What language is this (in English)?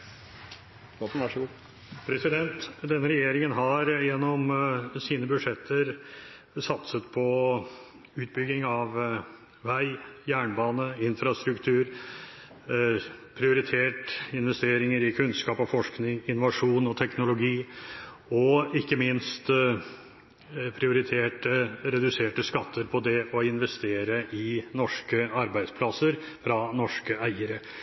Norwegian Bokmål